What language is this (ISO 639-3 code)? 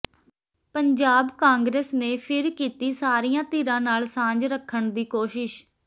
pan